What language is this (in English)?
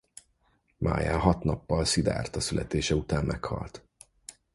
Hungarian